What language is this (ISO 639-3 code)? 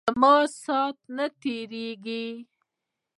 pus